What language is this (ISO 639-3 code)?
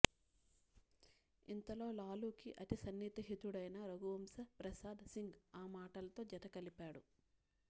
tel